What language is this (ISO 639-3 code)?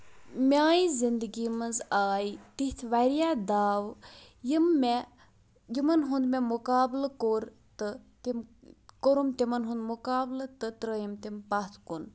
kas